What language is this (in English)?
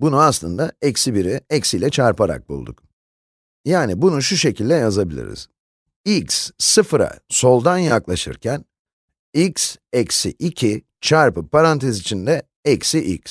Turkish